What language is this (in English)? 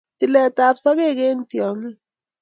Kalenjin